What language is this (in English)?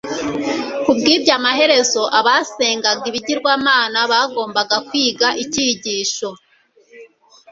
Kinyarwanda